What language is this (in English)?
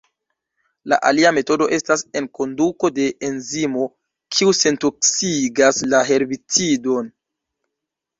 Esperanto